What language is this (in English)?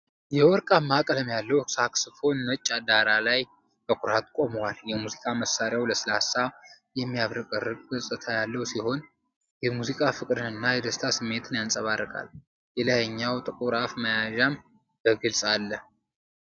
Amharic